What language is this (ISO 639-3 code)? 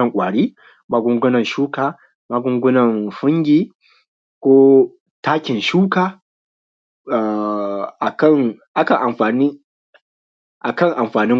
hau